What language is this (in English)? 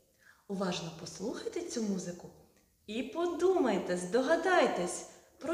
Ukrainian